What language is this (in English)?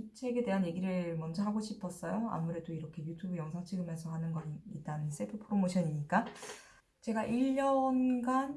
Korean